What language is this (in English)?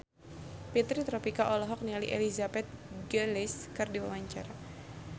Sundanese